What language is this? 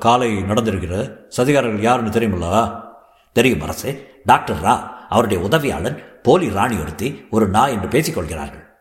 Tamil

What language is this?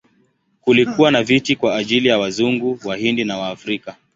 Swahili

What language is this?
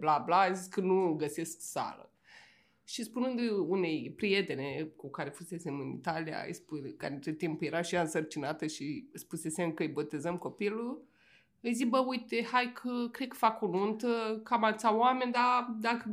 Romanian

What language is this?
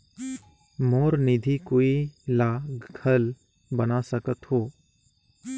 Chhattisgarhi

